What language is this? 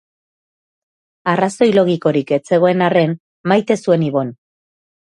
Basque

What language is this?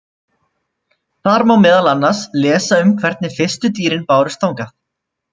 Icelandic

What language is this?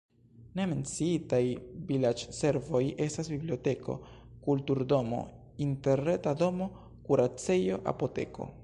Esperanto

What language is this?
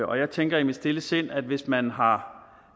Danish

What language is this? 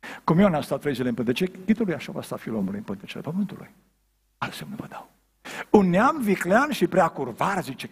Romanian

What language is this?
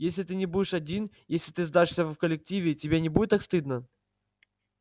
Russian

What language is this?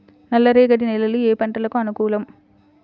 Telugu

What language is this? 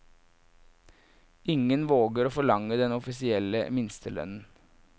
Norwegian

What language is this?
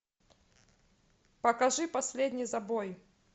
Russian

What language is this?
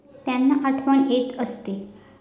Marathi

